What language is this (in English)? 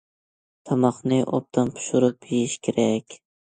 Uyghur